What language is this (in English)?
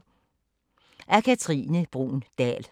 Danish